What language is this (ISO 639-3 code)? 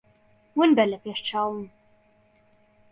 ckb